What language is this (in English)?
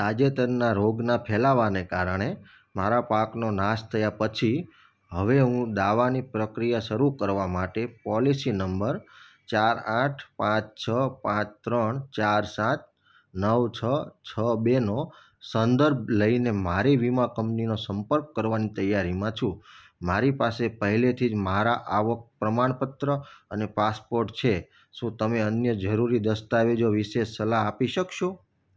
Gujarati